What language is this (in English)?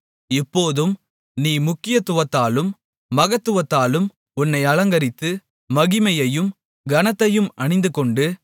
Tamil